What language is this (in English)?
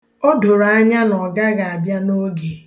Igbo